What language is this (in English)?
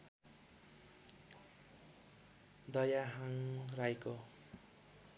Nepali